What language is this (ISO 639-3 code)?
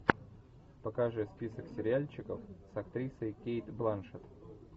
rus